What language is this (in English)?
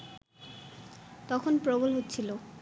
Bangla